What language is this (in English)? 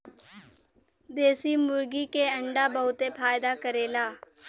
Bhojpuri